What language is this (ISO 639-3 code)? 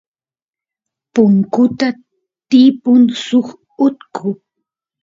qus